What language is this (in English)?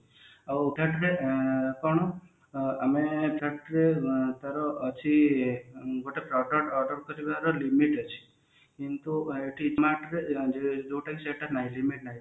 Odia